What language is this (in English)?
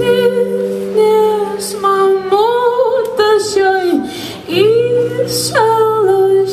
Lithuanian